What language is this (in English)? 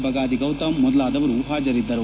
Kannada